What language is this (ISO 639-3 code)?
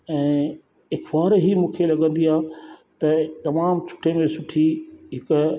snd